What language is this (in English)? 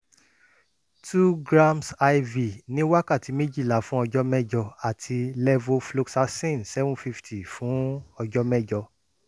Yoruba